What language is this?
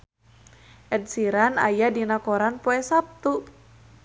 Sundanese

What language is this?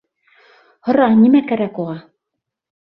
Bashkir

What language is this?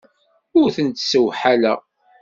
Kabyle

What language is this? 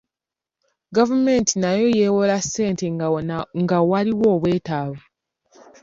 Ganda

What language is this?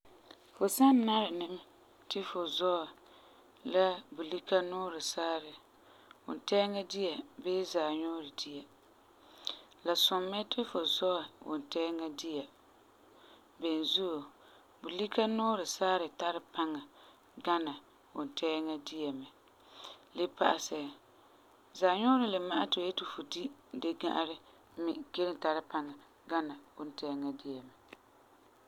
Frafra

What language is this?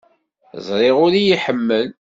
Kabyle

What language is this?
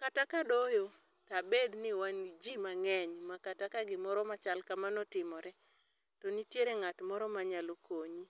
Luo (Kenya and Tanzania)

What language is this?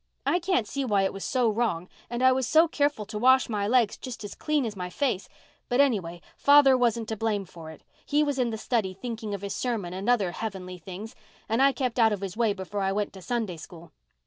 English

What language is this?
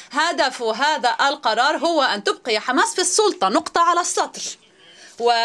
Arabic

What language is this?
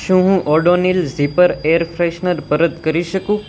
Gujarati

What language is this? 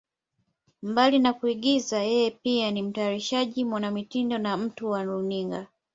Swahili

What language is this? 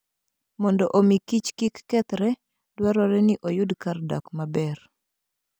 Luo (Kenya and Tanzania)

